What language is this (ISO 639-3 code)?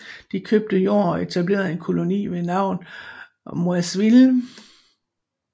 dan